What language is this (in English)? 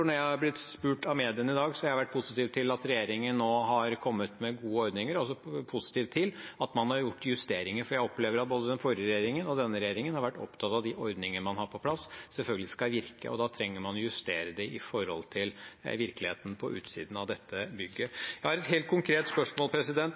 Norwegian Bokmål